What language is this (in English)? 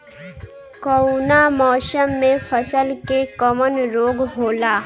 Bhojpuri